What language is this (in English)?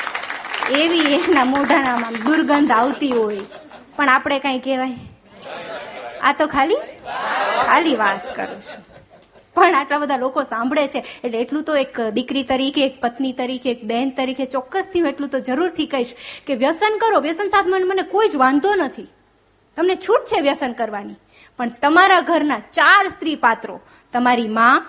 Gujarati